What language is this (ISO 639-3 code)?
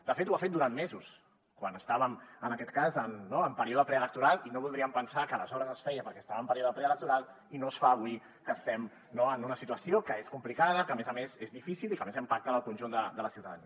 cat